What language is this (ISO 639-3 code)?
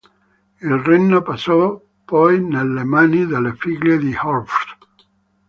ita